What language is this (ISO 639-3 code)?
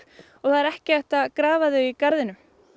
isl